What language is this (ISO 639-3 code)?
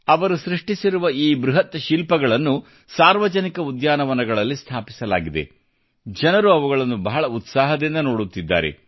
kan